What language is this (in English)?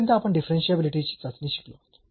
Marathi